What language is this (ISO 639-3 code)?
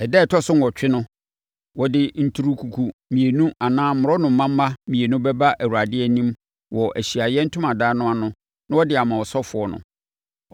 aka